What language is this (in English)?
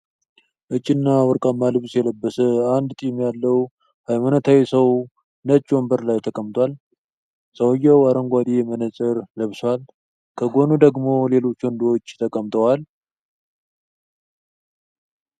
Amharic